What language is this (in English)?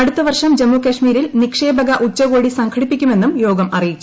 Malayalam